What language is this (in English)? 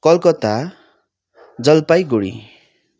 Nepali